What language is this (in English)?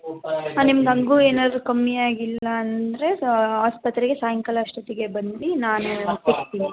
Kannada